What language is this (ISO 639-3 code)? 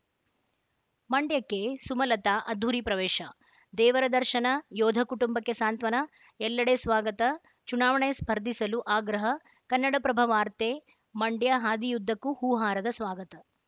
kan